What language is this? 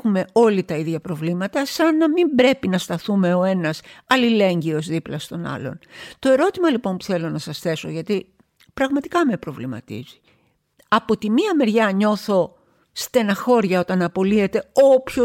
Greek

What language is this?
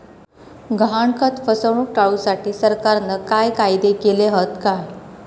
Marathi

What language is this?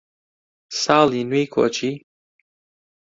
Central Kurdish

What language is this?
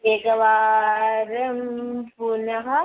Sanskrit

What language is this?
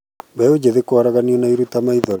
Kikuyu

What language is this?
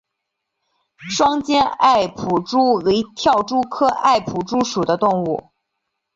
Chinese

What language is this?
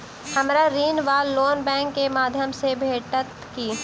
Maithili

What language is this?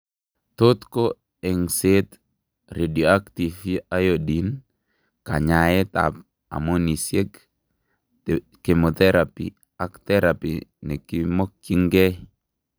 Kalenjin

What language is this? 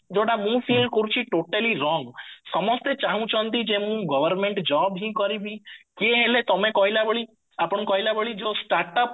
Odia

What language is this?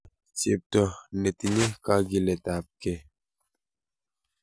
Kalenjin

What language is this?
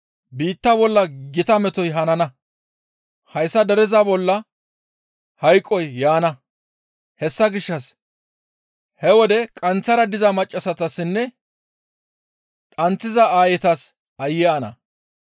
Gamo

